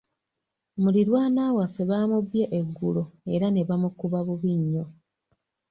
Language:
Ganda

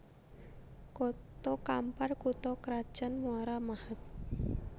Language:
Javanese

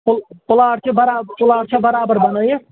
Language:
Kashmiri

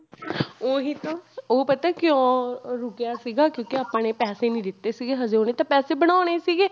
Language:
Punjabi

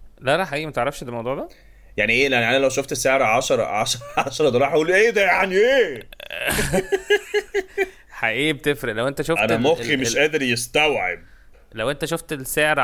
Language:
Arabic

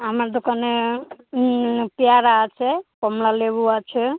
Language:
Bangla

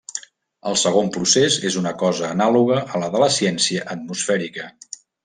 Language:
Catalan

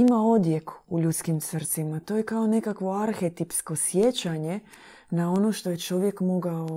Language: Croatian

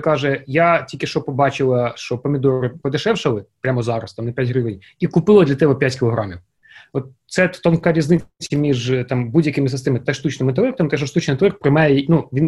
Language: Ukrainian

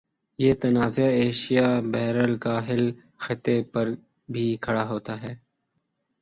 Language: Urdu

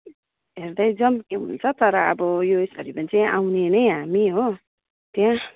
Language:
Nepali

